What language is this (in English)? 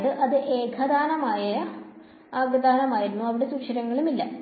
Malayalam